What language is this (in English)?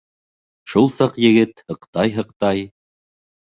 Bashkir